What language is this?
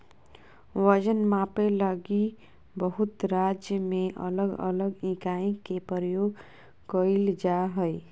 Magahi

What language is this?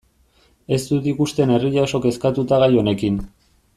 Basque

